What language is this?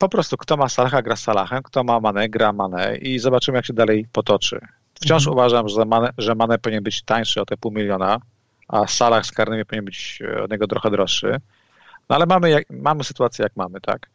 Polish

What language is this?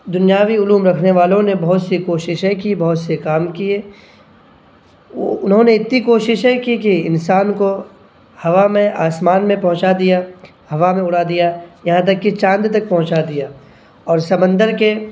Urdu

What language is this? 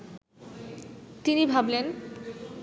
Bangla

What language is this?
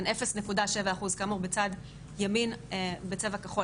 Hebrew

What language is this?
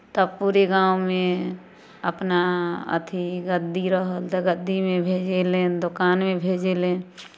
Maithili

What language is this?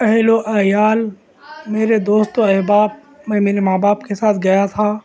Urdu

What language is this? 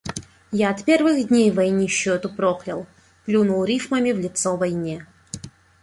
Russian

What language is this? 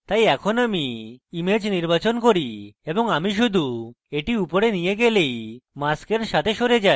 Bangla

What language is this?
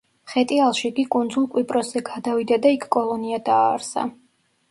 Georgian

